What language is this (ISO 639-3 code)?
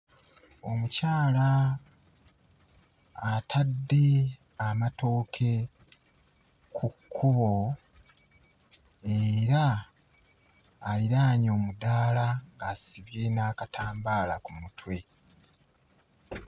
lug